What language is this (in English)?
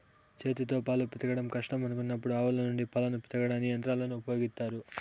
Telugu